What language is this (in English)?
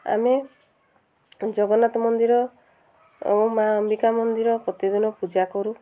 Odia